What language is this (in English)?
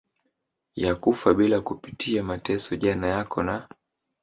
Swahili